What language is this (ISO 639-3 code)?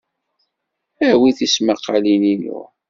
kab